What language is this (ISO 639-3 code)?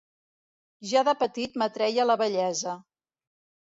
cat